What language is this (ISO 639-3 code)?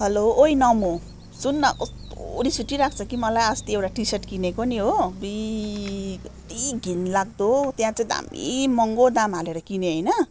nep